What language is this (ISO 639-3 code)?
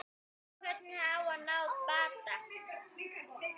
isl